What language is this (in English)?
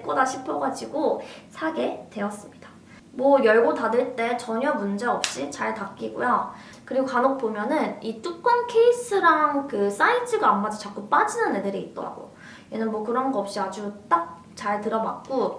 Korean